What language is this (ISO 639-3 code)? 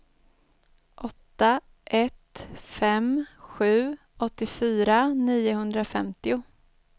swe